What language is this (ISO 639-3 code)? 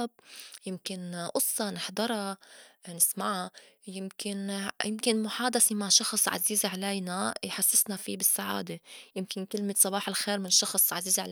apc